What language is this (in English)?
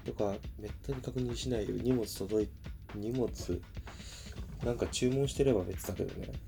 Japanese